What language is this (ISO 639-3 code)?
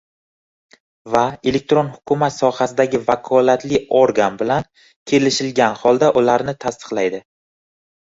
uzb